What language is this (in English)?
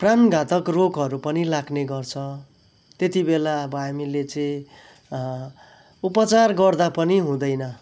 Nepali